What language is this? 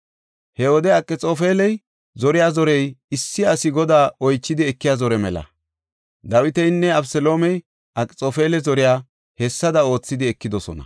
Gofa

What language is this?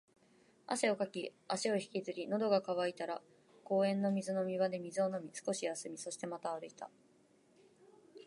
Japanese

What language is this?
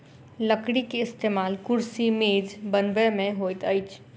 Maithili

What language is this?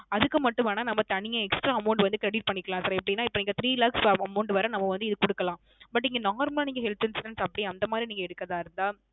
Tamil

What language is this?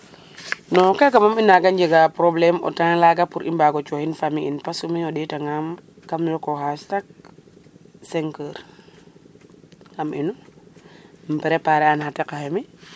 Serer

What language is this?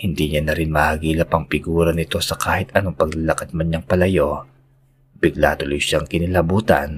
Filipino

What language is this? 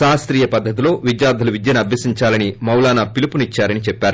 Telugu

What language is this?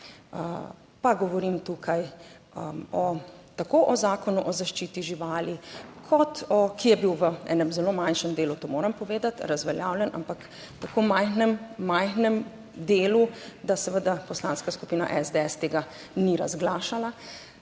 Slovenian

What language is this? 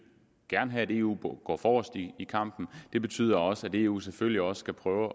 Danish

